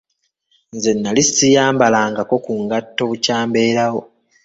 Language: Ganda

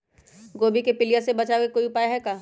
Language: Magahi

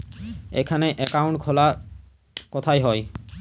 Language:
Bangla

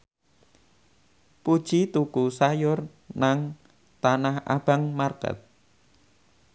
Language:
Javanese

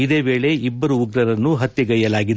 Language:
Kannada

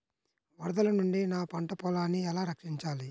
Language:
Telugu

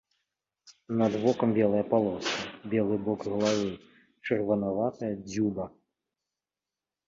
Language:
Belarusian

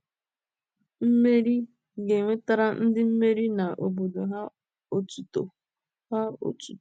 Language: Igbo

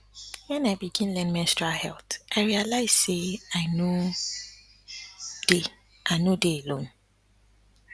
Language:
Nigerian Pidgin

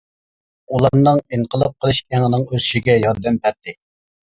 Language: Uyghur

